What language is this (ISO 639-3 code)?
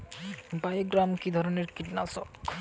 ben